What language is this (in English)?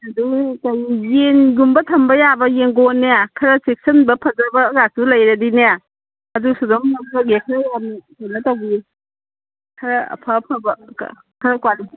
Manipuri